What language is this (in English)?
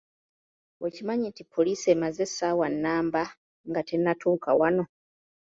Ganda